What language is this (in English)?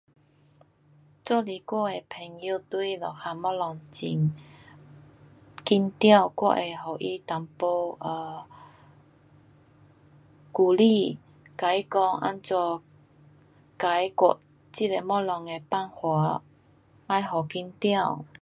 Pu-Xian Chinese